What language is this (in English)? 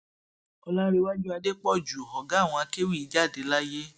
Yoruba